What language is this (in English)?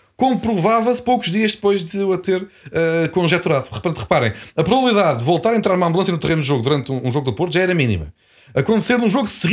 Portuguese